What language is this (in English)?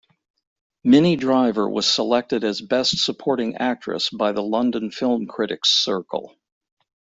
English